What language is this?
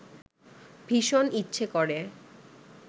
Bangla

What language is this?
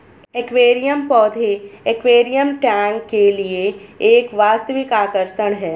Hindi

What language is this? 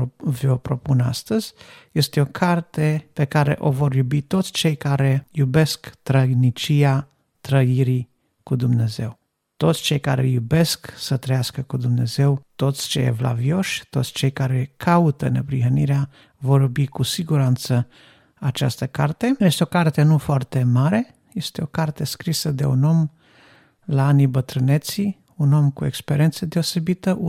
Romanian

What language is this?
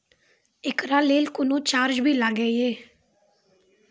Maithili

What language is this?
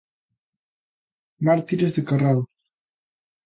Galician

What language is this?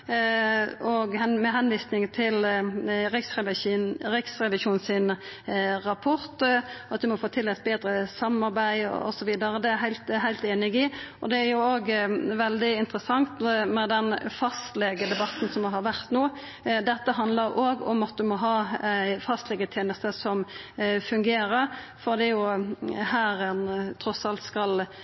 Norwegian Nynorsk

